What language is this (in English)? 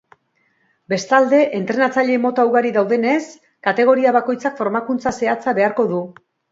Basque